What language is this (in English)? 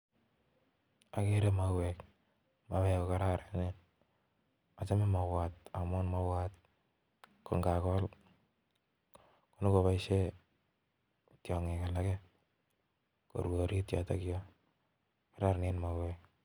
Kalenjin